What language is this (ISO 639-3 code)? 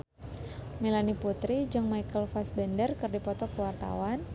sun